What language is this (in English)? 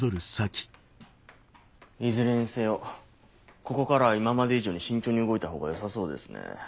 Japanese